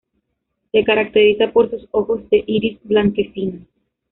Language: Spanish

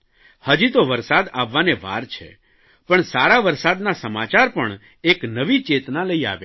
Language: Gujarati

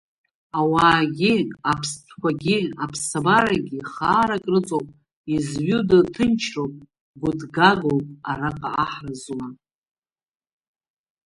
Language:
Abkhazian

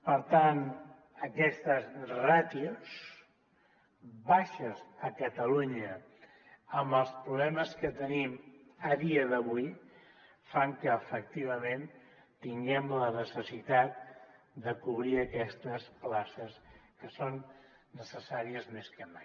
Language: Catalan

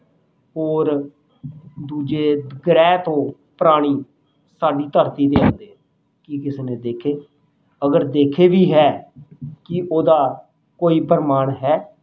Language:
Punjabi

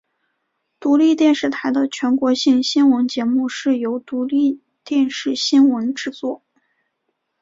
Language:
Chinese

